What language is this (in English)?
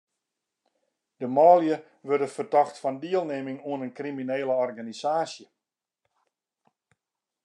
Western Frisian